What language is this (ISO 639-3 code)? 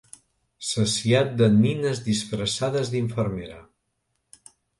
cat